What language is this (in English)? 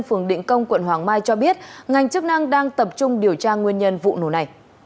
Vietnamese